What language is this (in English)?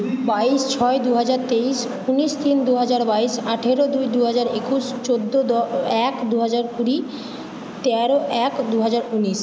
Bangla